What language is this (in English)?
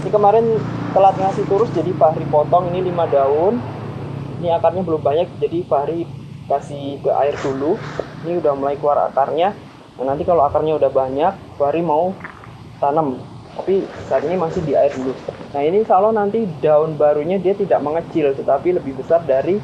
Indonesian